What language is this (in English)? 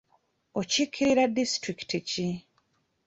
Ganda